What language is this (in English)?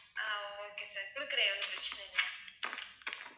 Tamil